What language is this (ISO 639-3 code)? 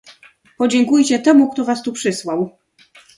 pol